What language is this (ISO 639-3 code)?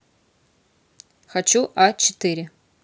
rus